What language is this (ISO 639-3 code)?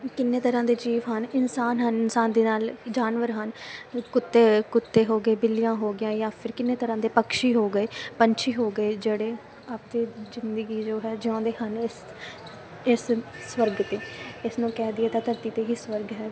pan